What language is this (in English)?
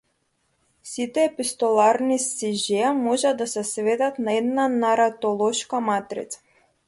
Macedonian